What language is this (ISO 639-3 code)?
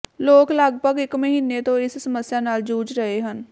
pan